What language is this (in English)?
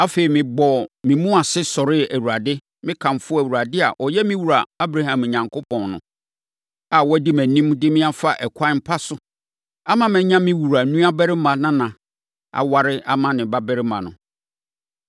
Akan